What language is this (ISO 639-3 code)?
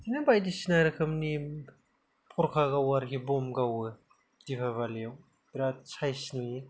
brx